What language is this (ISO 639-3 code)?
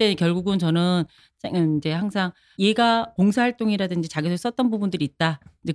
kor